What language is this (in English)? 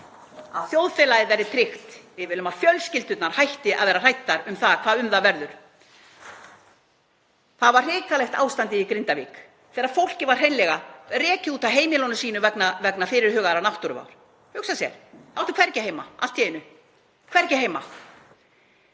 Icelandic